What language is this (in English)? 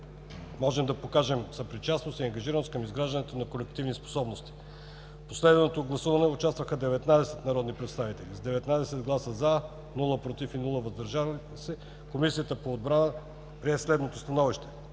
Bulgarian